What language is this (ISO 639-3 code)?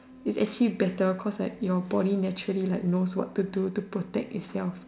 eng